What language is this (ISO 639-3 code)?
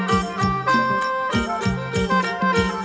tha